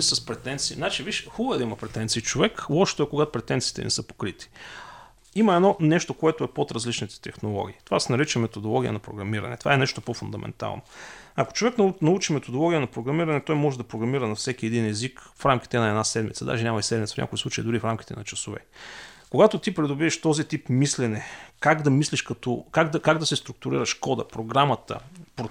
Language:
Bulgarian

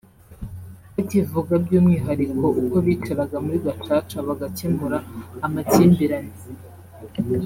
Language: Kinyarwanda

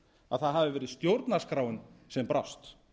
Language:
Icelandic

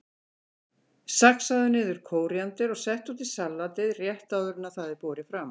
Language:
Icelandic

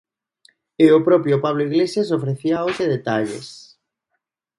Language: Galician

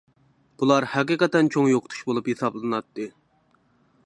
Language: Uyghur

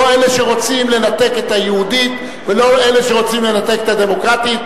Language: Hebrew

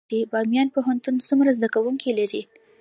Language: Pashto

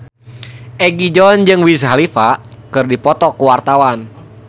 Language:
Sundanese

